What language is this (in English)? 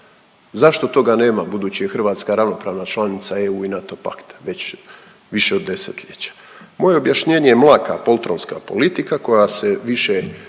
Croatian